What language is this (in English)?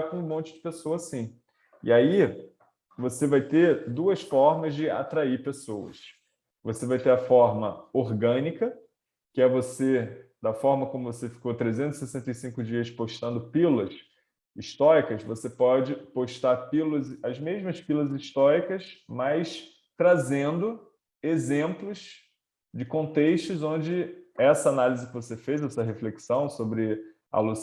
Portuguese